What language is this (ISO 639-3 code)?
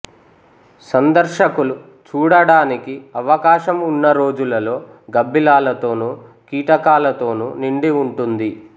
tel